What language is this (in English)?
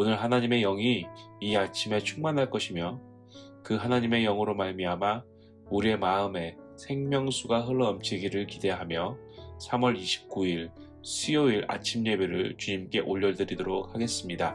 Korean